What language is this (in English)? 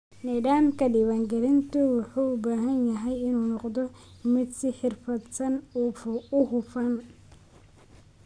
Somali